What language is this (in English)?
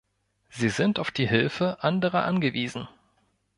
German